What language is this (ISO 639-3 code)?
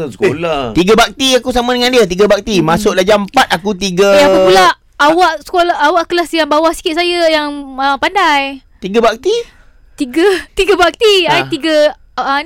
msa